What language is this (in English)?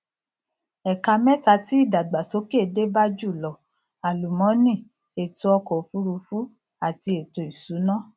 Yoruba